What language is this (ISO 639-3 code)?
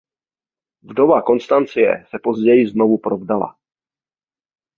ces